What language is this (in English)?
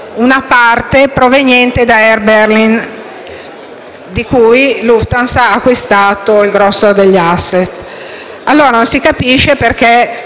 Italian